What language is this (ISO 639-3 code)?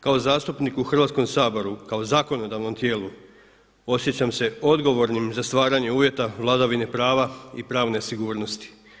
hrv